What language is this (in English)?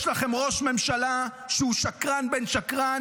Hebrew